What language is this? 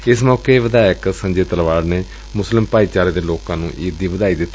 Punjabi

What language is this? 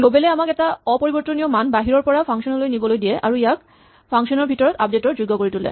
Assamese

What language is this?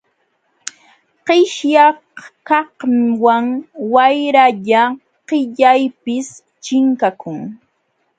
Jauja Wanca Quechua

